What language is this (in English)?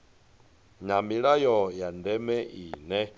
Venda